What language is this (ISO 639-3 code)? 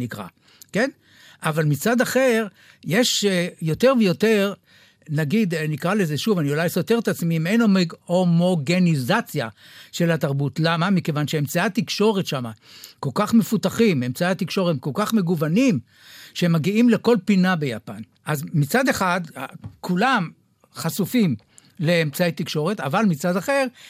heb